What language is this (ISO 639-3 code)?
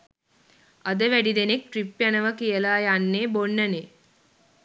sin